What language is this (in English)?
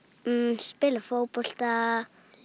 Icelandic